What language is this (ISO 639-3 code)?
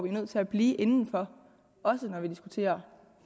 dan